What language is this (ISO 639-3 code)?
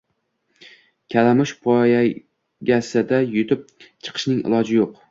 uzb